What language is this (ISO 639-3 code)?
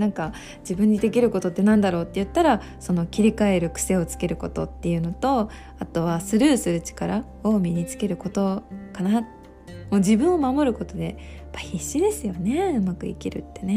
jpn